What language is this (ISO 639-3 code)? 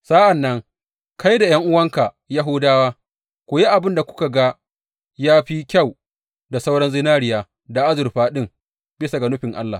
hau